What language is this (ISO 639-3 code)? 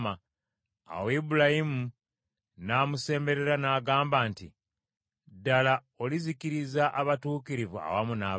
lug